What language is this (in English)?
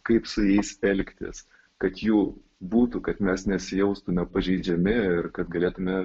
Lithuanian